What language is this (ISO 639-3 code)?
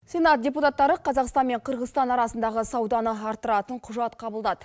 kaz